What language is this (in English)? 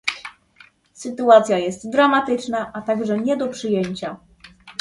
Polish